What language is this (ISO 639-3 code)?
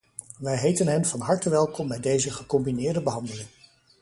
nld